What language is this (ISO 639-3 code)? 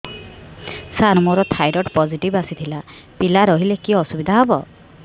ori